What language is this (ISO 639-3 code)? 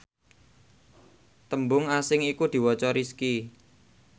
jav